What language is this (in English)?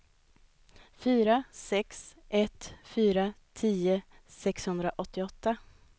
Swedish